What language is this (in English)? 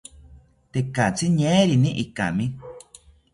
South Ucayali Ashéninka